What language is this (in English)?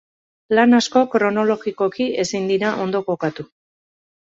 Basque